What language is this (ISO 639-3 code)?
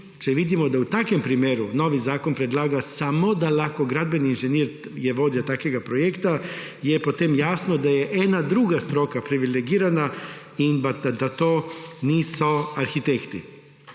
slv